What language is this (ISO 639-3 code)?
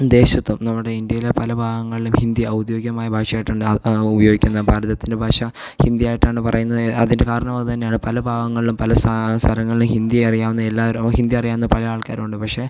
mal